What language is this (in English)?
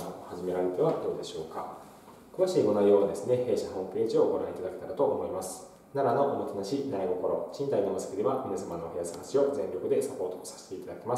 Japanese